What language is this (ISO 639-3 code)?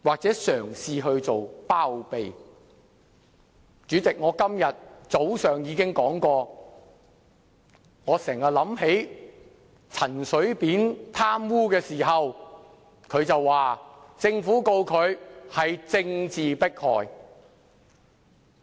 yue